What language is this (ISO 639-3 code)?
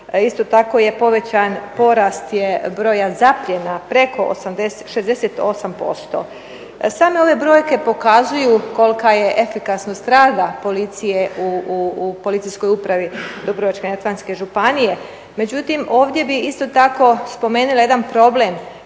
hrv